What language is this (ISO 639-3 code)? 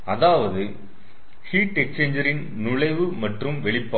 tam